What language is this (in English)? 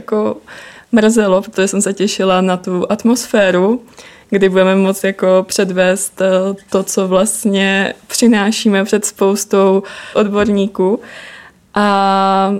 Czech